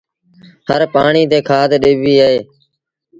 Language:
Sindhi Bhil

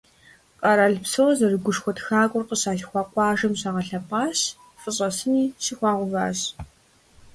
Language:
Kabardian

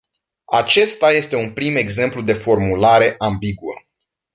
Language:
Romanian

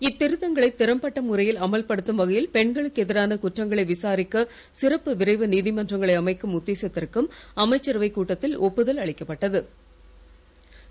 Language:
Tamil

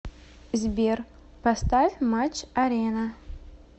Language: Russian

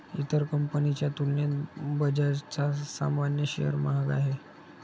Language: Marathi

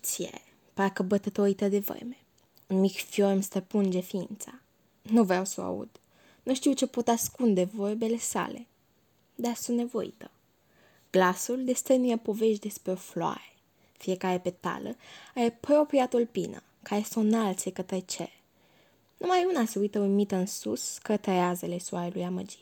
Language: Romanian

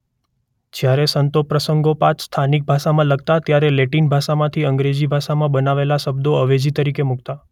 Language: Gujarati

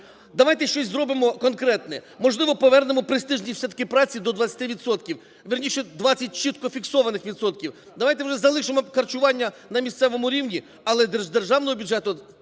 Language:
Ukrainian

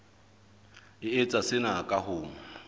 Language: Southern Sotho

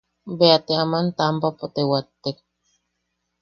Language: Yaqui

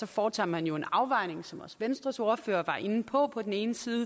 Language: Danish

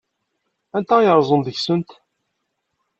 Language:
Kabyle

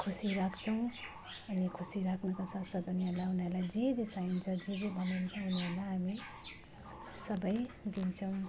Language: Nepali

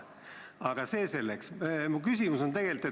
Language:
Estonian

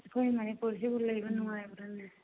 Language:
Manipuri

